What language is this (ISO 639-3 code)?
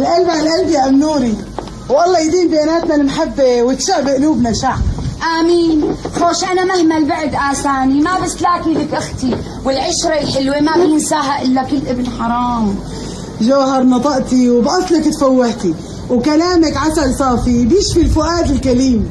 ara